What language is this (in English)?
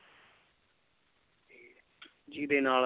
Punjabi